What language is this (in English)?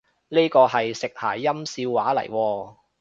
Cantonese